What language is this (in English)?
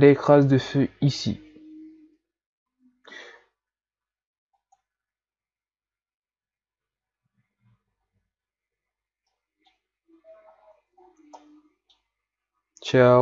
French